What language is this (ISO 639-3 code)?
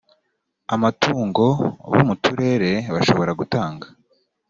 kin